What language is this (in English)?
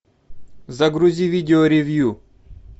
Russian